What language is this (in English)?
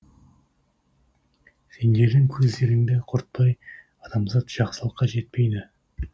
Kazakh